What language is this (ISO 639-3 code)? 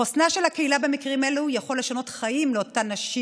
heb